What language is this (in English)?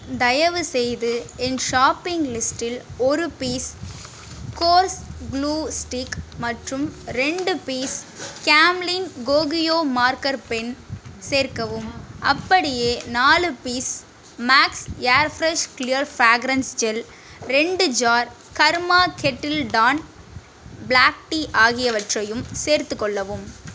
Tamil